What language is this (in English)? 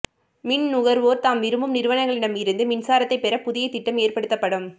Tamil